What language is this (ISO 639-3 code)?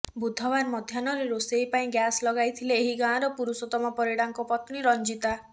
ori